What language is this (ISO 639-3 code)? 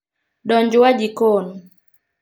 luo